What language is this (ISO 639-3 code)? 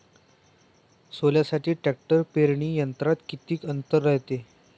mar